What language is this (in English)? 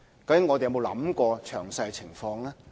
Cantonese